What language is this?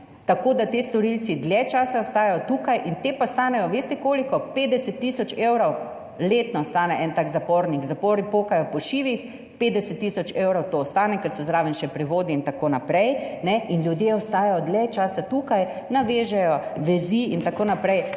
Slovenian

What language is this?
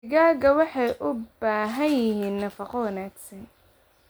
Somali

